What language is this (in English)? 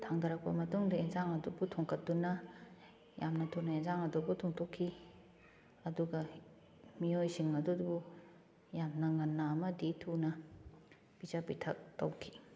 Manipuri